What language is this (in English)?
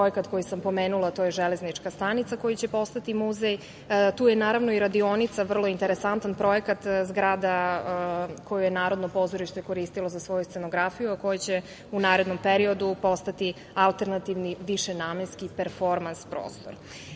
Serbian